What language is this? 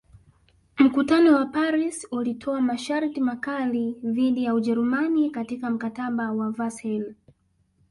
Swahili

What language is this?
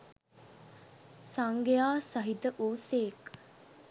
Sinhala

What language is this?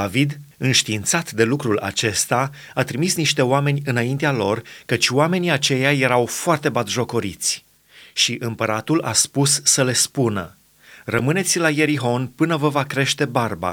Romanian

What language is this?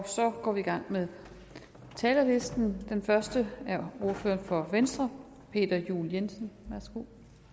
Danish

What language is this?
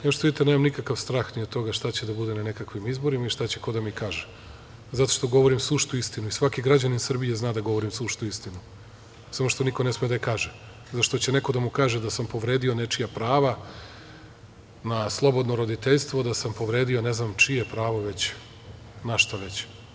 Serbian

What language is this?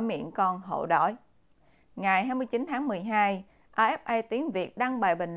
Vietnamese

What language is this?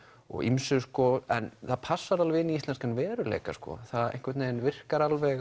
Icelandic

